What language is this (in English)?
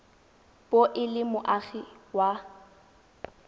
Tswana